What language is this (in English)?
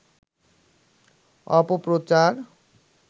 Bangla